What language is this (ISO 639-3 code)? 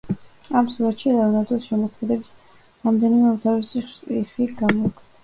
kat